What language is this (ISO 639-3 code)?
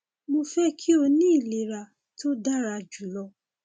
yor